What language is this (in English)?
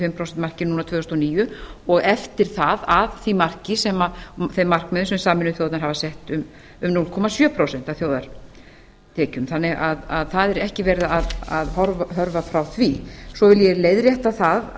Icelandic